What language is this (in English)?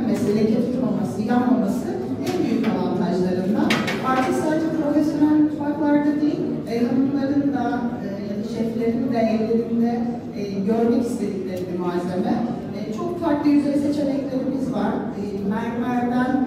Turkish